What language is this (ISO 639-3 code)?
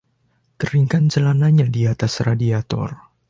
ind